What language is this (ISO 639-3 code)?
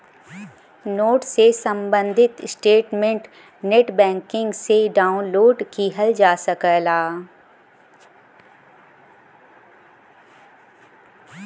bho